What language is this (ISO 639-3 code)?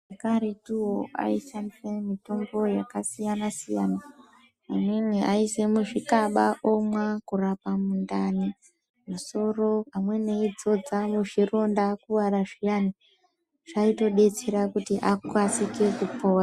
ndc